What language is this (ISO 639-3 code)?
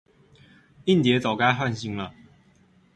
zho